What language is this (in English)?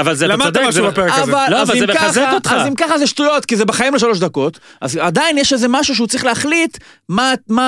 Hebrew